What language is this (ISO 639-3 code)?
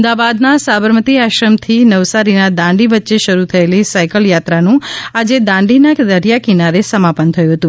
guj